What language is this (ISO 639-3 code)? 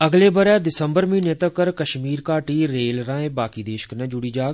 doi